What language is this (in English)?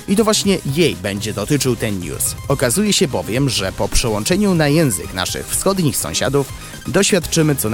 Polish